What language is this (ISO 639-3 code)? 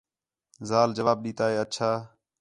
xhe